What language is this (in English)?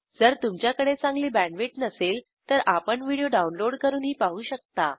Marathi